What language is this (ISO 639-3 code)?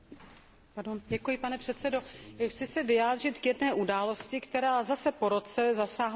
ces